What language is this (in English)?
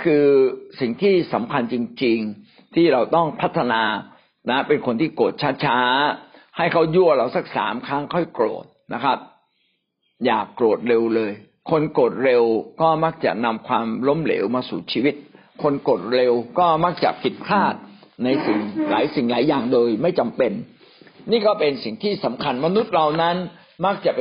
Thai